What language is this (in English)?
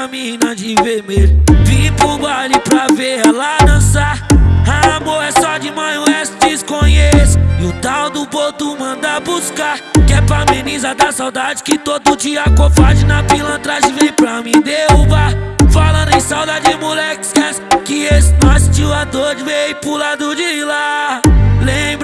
Portuguese